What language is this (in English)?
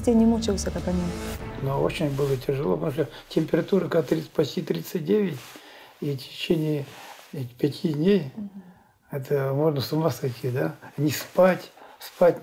Russian